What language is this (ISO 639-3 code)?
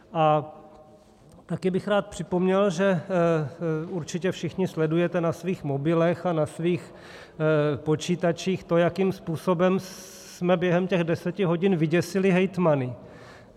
ces